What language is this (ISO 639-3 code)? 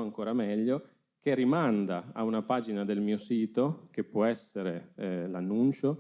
ita